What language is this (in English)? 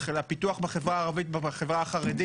Hebrew